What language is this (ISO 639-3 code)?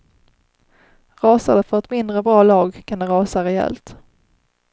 swe